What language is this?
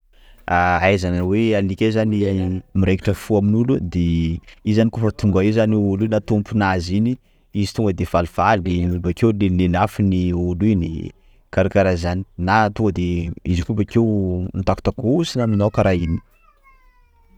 Sakalava Malagasy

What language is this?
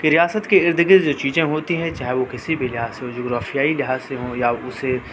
Urdu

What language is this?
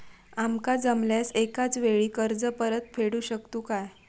Marathi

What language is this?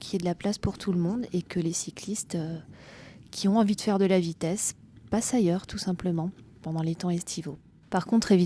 French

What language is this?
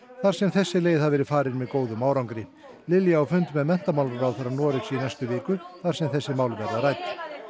Icelandic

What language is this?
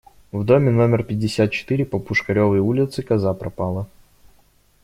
Russian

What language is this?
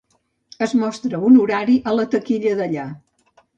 Catalan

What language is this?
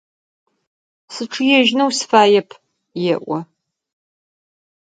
Adyghe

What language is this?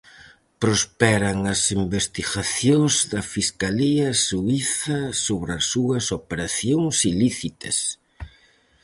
Galician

